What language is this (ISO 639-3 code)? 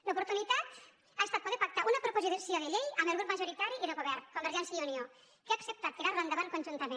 cat